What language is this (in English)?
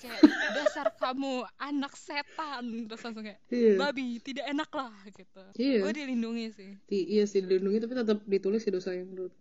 Indonesian